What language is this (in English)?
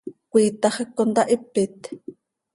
Seri